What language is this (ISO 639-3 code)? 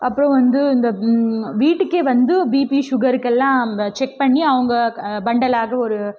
tam